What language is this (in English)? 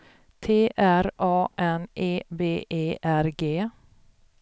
Swedish